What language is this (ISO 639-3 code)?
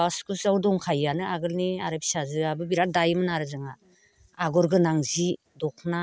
brx